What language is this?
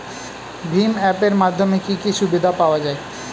Bangla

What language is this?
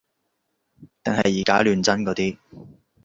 Cantonese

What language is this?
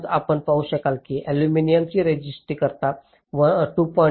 Marathi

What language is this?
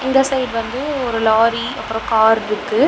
Tamil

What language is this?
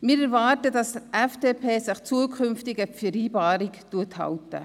Swiss German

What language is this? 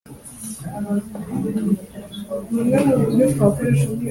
Kinyarwanda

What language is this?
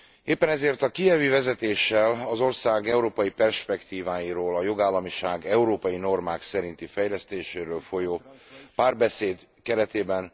Hungarian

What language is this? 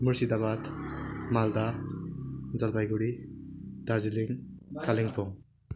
Nepali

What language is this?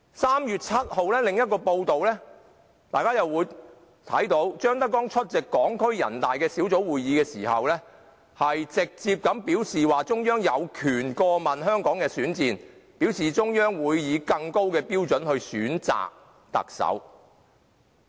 Cantonese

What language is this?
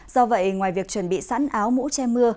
Vietnamese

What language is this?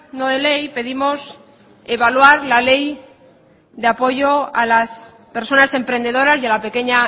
Spanish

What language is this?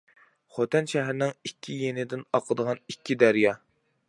Uyghur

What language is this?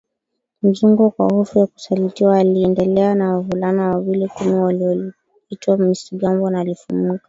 Swahili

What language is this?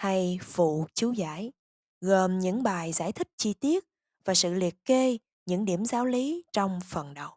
Vietnamese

